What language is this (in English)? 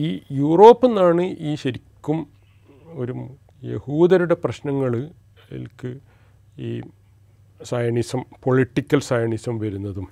Malayalam